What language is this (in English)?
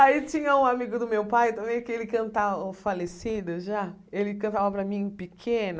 Portuguese